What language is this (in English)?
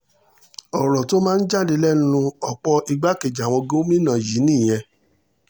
Yoruba